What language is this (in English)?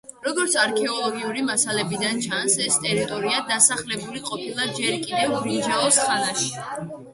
Georgian